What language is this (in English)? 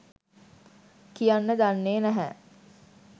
Sinhala